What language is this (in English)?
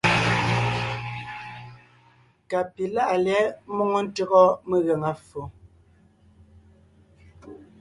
Ngiemboon